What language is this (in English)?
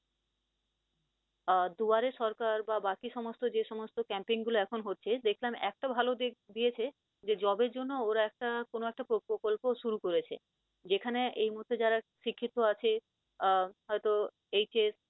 Bangla